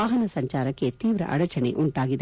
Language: Kannada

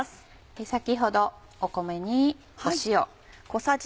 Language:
Japanese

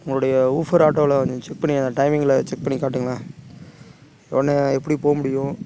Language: Tamil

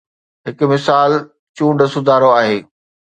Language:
Sindhi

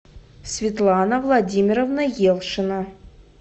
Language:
Russian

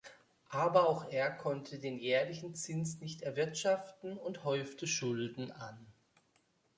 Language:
German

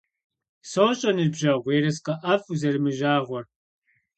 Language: Kabardian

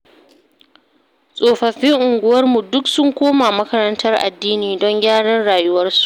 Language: Hausa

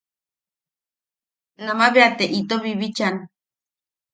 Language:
Yaqui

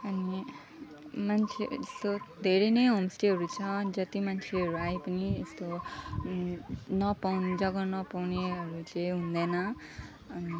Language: Nepali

